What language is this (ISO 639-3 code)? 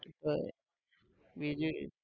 guj